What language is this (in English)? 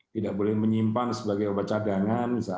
Indonesian